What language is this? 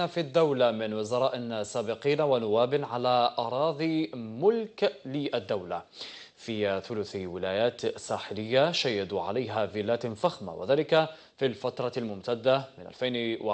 Arabic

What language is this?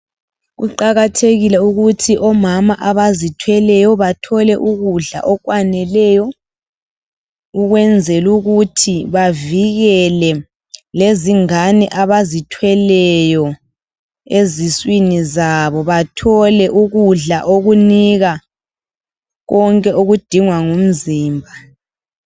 North Ndebele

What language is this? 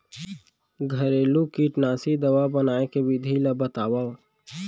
Chhattisgarhi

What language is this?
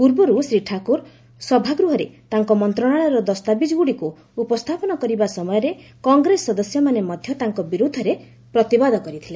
Odia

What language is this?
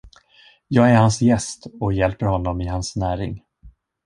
Swedish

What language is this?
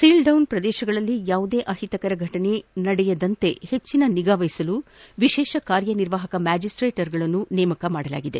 Kannada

